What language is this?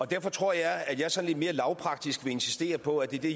Danish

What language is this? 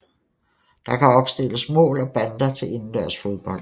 Danish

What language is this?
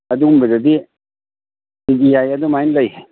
Manipuri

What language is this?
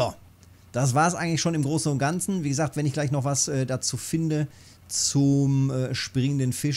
German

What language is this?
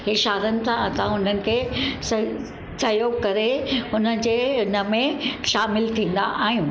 Sindhi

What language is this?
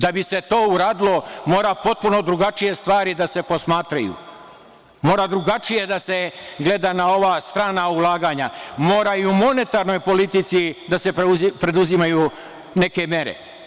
Serbian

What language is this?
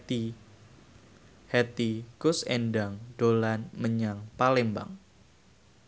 Javanese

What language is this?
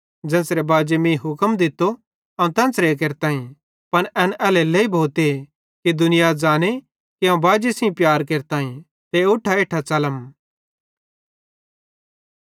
Bhadrawahi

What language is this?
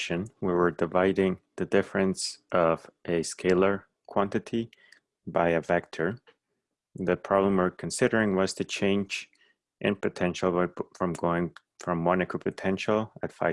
English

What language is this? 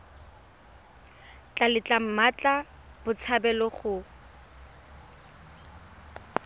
Tswana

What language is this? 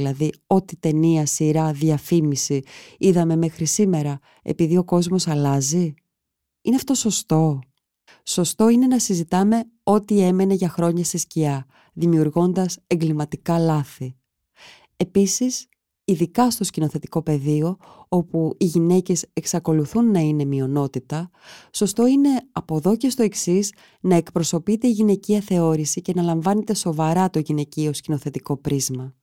Greek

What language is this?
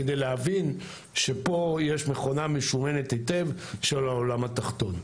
Hebrew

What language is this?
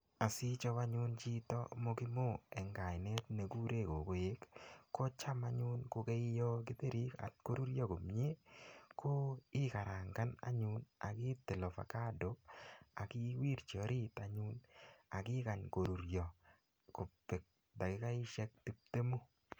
Kalenjin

